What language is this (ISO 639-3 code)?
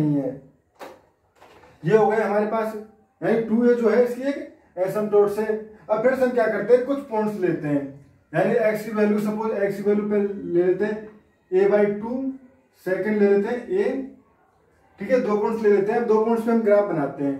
hin